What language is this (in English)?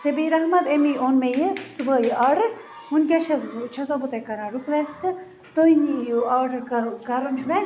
Kashmiri